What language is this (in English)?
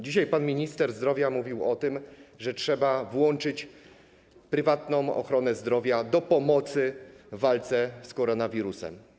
Polish